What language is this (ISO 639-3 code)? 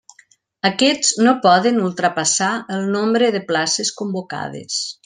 cat